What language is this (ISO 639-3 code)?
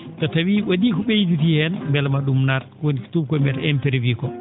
ful